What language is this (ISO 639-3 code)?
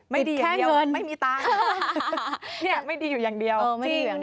tha